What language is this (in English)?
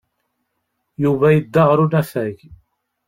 Kabyle